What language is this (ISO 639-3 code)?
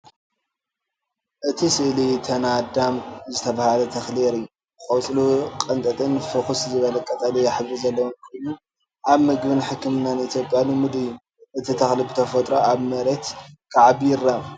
tir